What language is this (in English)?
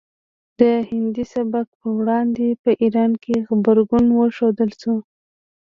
Pashto